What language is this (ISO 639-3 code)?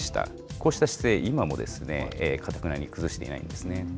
jpn